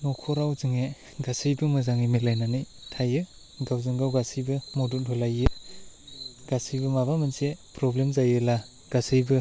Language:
Bodo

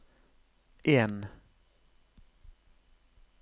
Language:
Norwegian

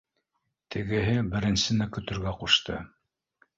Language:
Bashkir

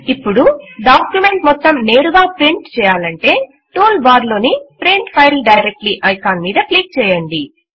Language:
Telugu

